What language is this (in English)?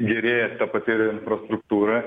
Lithuanian